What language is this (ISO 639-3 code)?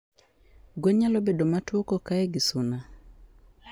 luo